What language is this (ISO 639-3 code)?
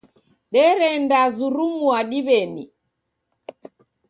dav